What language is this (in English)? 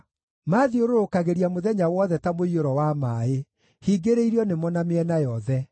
Kikuyu